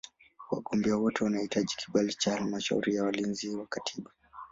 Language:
Swahili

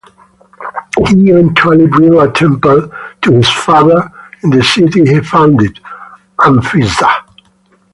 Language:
English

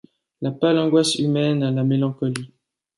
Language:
French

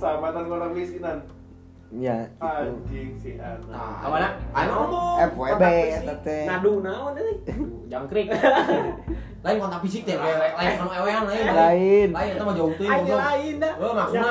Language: Indonesian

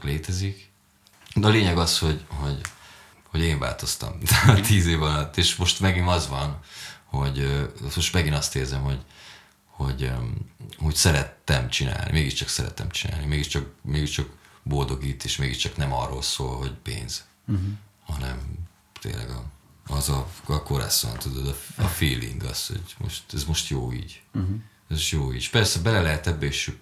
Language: Hungarian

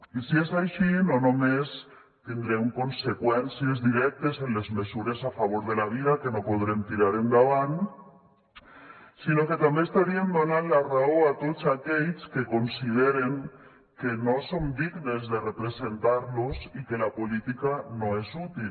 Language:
Catalan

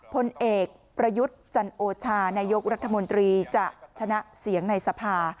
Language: Thai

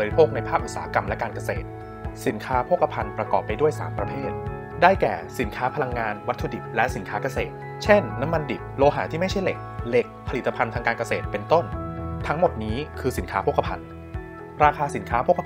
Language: Thai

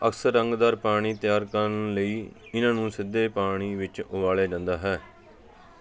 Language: Punjabi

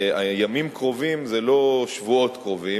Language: Hebrew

